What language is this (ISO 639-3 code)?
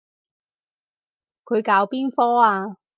yue